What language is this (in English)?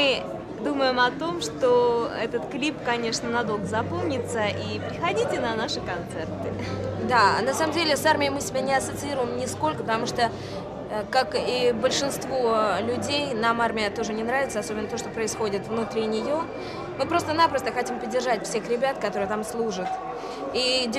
Russian